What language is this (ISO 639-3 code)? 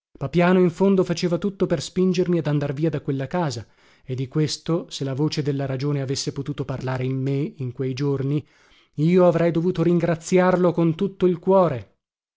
ita